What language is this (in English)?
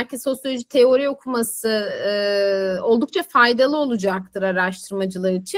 Turkish